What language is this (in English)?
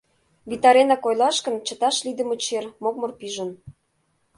Mari